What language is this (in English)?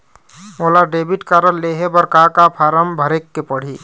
Chhattisgarhi